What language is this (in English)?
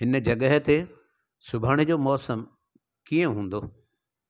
Sindhi